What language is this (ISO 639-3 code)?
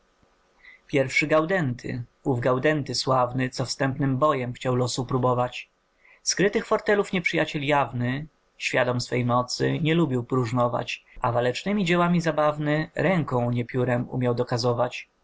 pol